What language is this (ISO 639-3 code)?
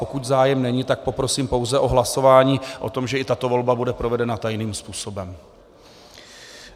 ces